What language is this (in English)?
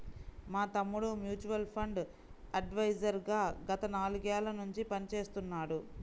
Telugu